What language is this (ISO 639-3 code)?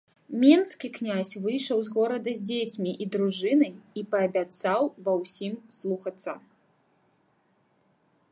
bel